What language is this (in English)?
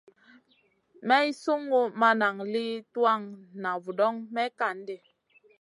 Masana